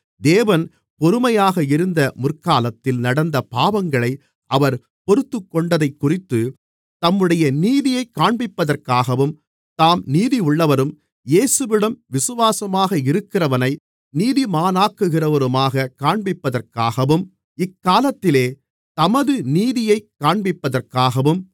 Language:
Tamil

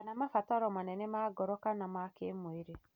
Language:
Kikuyu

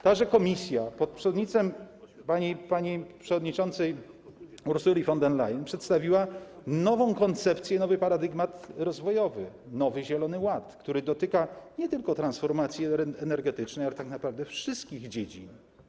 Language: Polish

